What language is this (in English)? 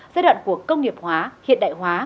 Vietnamese